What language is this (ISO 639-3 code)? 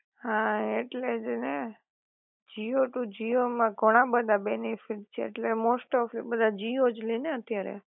guj